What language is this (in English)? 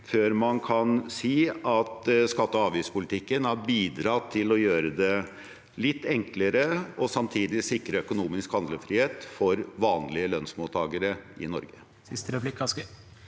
Norwegian